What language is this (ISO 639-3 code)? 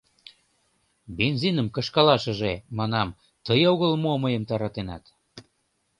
chm